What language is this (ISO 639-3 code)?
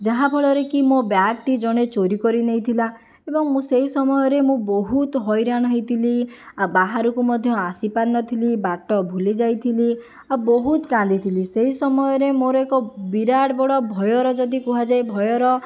ori